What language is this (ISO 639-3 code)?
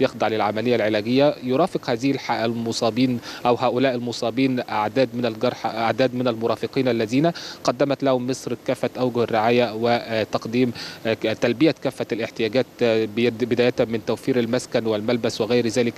ara